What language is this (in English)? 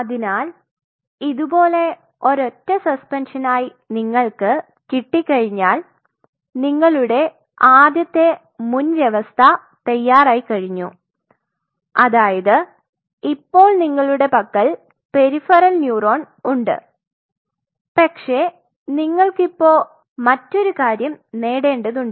Malayalam